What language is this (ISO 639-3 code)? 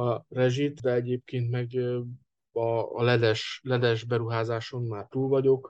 hun